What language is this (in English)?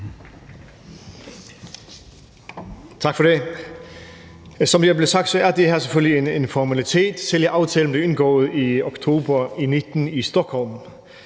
Danish